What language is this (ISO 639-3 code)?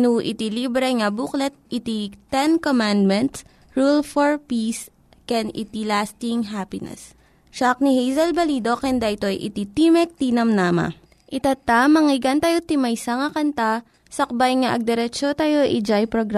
fil